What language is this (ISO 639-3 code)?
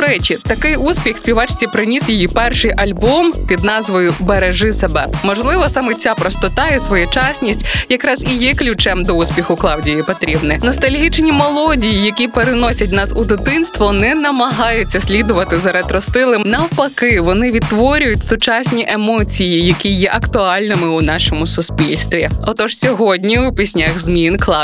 ukr